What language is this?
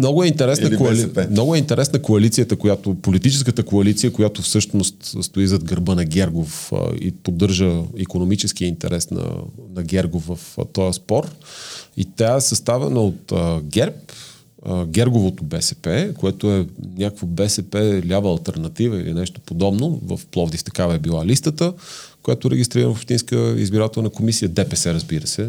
Bulgarian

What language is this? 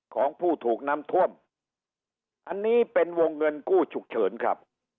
Thai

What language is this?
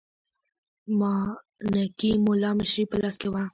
Pashto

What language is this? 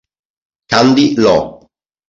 Italian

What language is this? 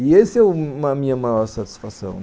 Portuguese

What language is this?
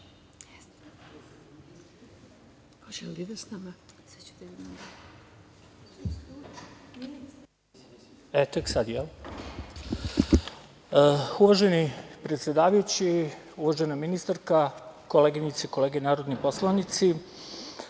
Serbian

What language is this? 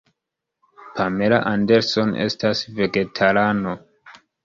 Esperanto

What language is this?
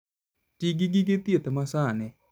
Luo (Kenya and Tanzania)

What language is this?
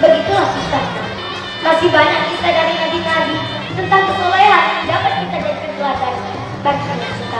Indonesian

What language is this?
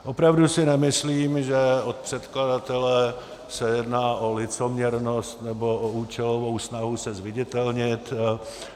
Czech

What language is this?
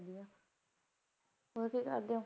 Punjabi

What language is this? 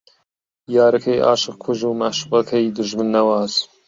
Central Kurdish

